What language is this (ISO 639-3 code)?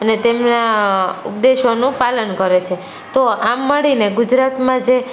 guj